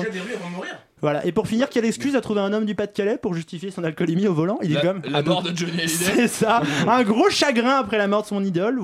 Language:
French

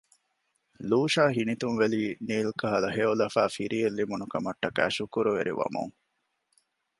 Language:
Divehi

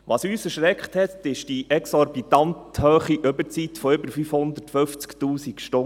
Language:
Swiss German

